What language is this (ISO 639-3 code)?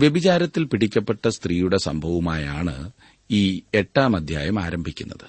mal